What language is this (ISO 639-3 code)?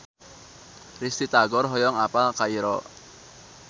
sun